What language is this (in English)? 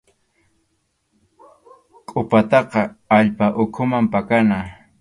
Arequipa-La Unión Quechua